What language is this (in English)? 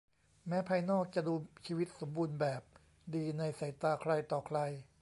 Thai